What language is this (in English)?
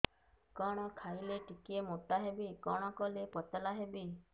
Odia